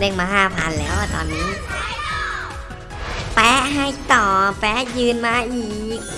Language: Thai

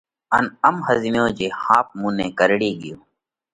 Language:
Parkari Koli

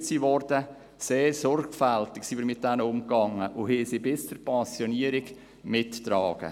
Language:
Swiss German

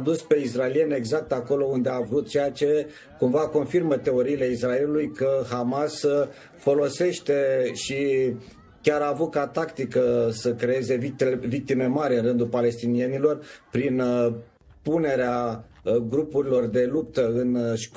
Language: Romanian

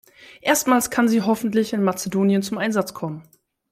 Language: German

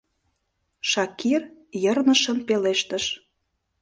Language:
Mari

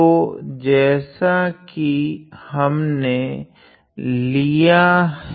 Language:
Hindi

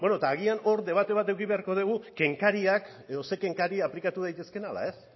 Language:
Basque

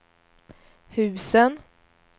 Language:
Swedish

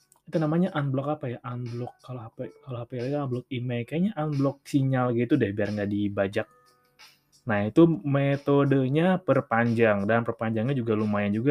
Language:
Indonesian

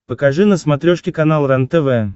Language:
Russian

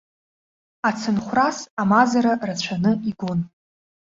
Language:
Abkhazian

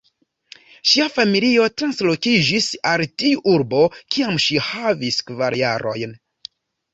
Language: Esperanto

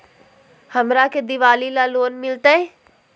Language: Magahi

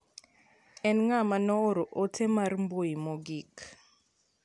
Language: Luo (Kenya and Tanzania)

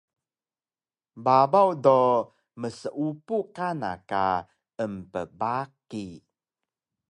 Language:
Taroko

